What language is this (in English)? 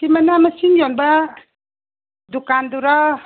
Manipuri